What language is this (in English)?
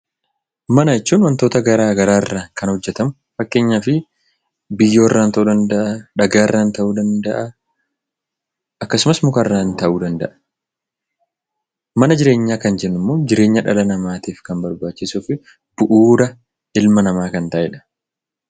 Oromo